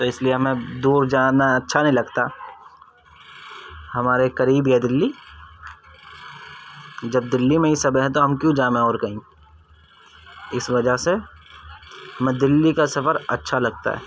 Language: Urdu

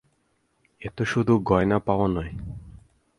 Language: Bangla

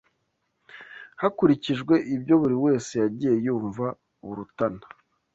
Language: Kinyarwanda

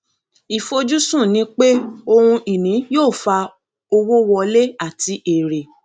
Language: Yoruba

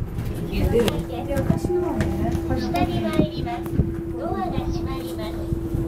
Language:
Japanese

